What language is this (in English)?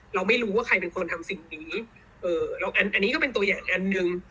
Thai